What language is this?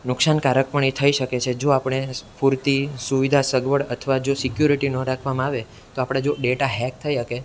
Gujarati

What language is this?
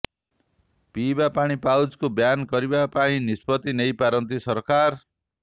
Odia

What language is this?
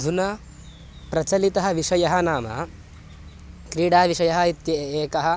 Sanskrit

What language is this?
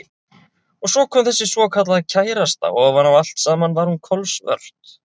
Icelandic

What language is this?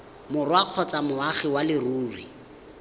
Tswana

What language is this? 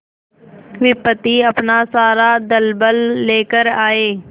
Hindi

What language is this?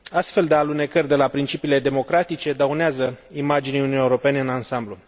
Romanian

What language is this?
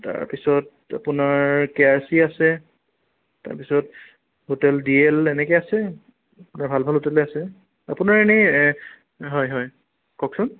Assamese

